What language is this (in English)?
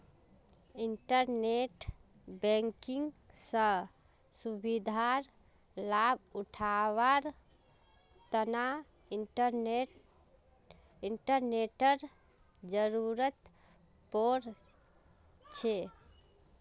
Magahi